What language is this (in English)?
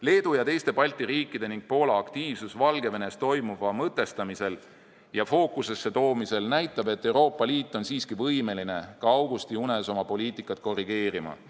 Estonian